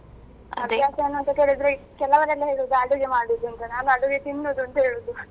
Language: Kannada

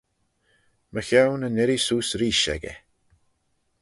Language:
Manx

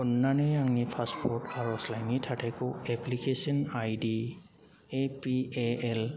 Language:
Bodo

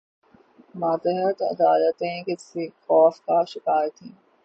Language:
Urdu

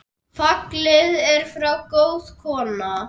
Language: Icelandic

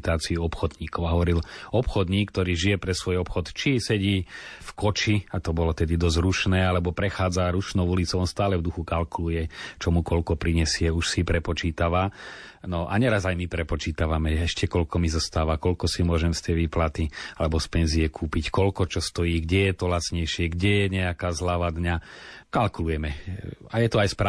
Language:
Slovak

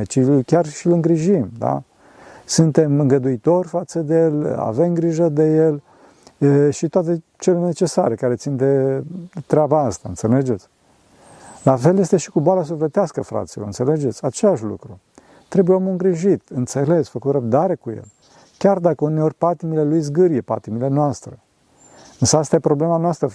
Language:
Romanian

